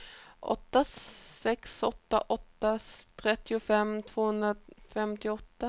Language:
Swedish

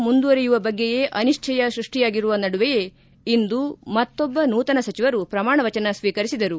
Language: Kannada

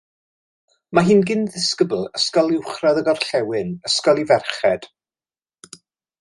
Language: Welsh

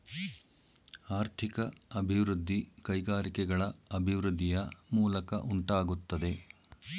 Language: Kannada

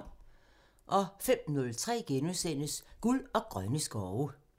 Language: Danish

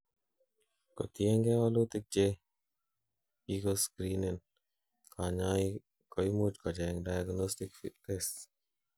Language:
Kalenjin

